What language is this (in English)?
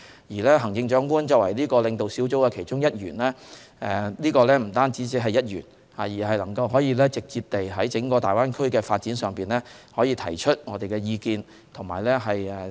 Cantonese